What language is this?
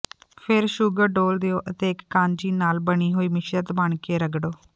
Punjabi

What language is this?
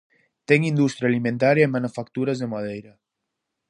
Galician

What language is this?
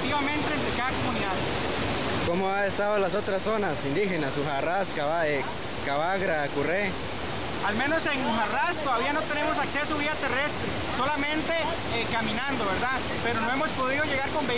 Spanish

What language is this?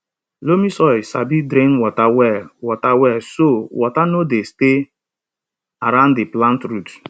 Nigerian Pidgin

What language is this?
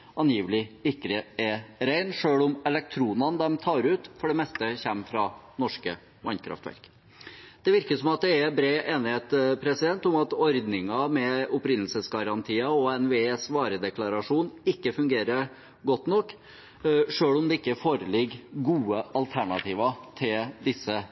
Norwegian Bokmål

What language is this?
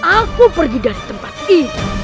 Indonesian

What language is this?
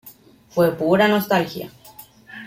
Spanish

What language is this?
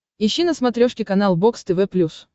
Russian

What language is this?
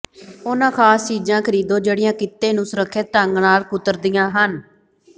Punjabi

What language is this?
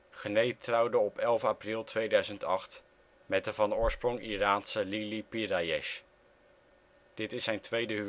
Dutch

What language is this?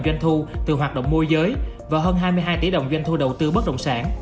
Vietnamese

